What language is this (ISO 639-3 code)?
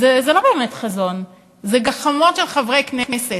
heb